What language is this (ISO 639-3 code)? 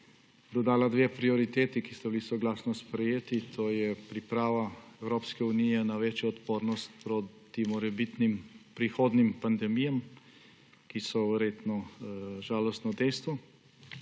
slv